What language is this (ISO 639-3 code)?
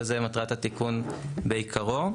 heb